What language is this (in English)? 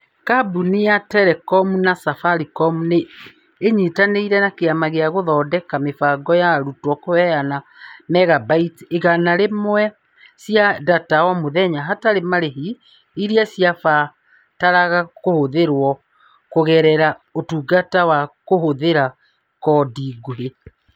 Kikuyu